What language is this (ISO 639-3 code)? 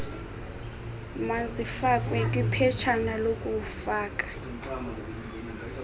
xho